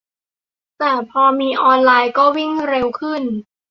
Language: Thai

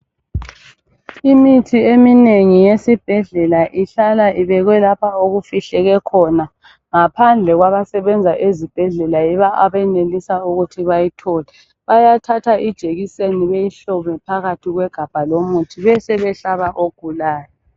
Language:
North Ndebele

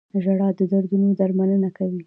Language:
Pashto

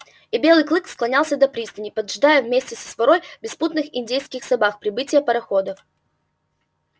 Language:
Russian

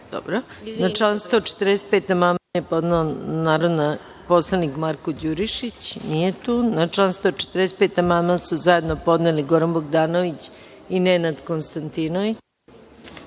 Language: Serbian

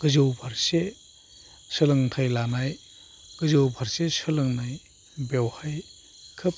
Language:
Bodo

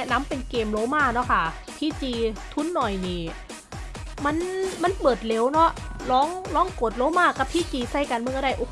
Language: Thai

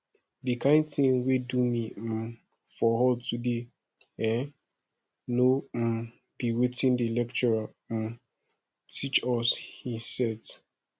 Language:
Nigerian Pidgin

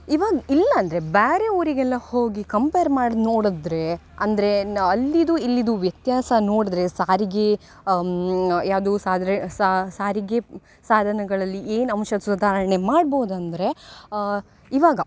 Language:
Kannada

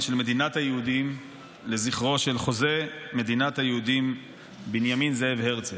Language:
Hebrew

